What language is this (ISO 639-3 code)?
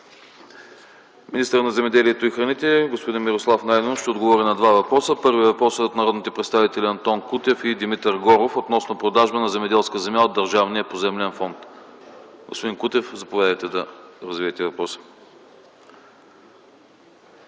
bul